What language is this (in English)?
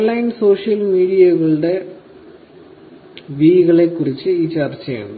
Malayalam